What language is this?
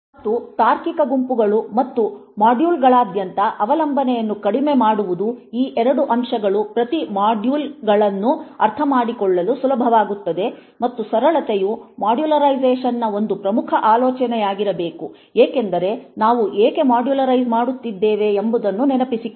Kannada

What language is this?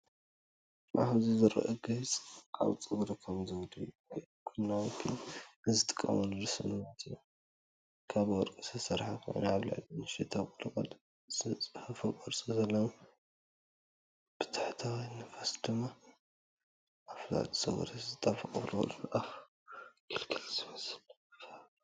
Tigrinya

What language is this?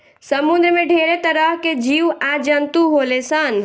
Bhojpuri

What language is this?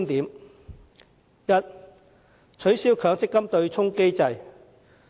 Cantonese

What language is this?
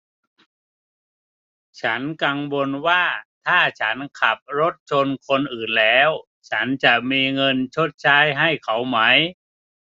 Thai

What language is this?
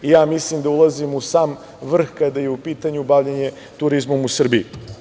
Serbian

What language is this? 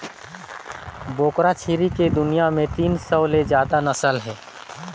Chhattisgarhi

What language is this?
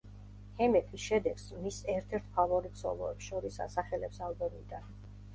Georgian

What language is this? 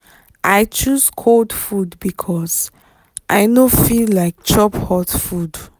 Nigerian Pidgin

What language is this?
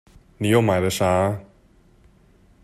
Chinese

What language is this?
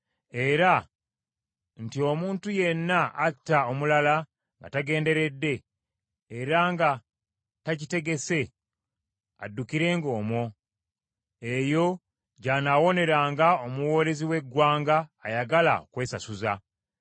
Ganda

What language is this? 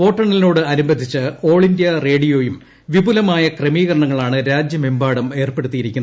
Malayalam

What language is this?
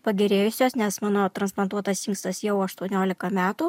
Lithuanian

